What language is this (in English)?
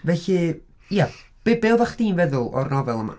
Welsh